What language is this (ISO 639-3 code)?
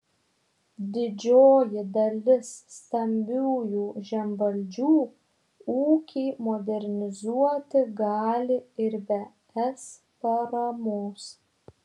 lit